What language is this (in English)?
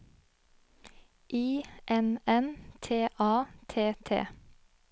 Norwegian